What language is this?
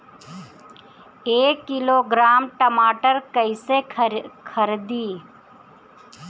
Bhojpuri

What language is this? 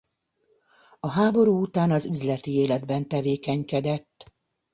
Hungarian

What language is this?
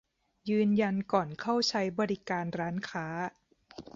Thai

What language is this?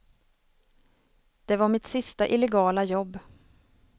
Swedish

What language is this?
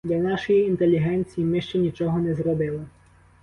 Ukrainian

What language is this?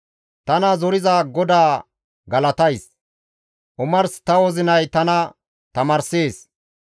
Gamo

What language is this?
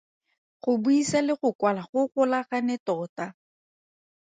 Tswana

